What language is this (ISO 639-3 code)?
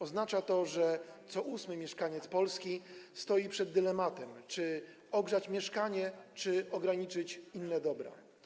pol